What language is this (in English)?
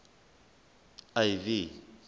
Southern Sotho